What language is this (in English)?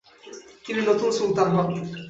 Bangla